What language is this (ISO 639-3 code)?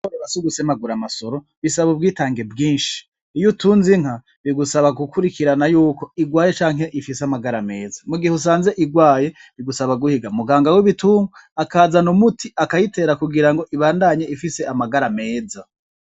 run